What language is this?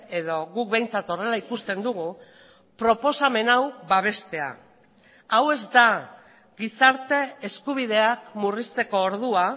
Basque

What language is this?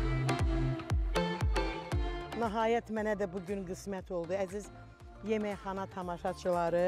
Turkish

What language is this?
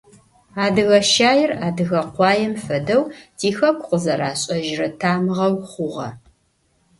Adyghe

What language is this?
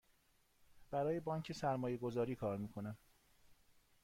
Persian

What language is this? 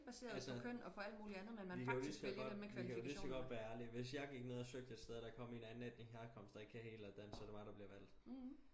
Danish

